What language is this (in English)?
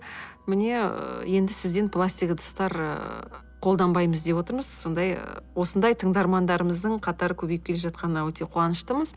Kazakh